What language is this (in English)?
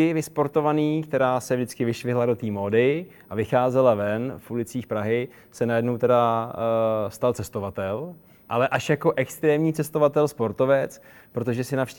Czech